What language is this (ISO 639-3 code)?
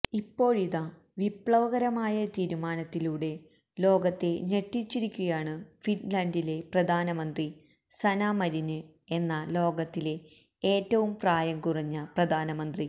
mal